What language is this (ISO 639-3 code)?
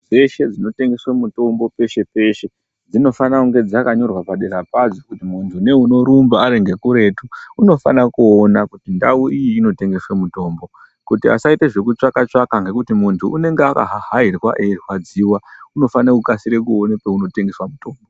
ndc